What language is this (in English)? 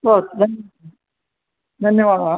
Sanskrit